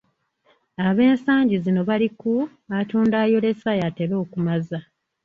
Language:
Ganda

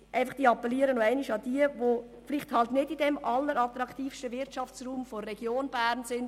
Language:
Swiss German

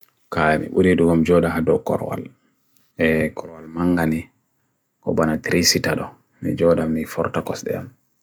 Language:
Bagirmi Fulfulde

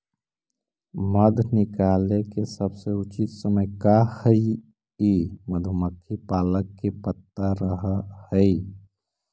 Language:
Magahi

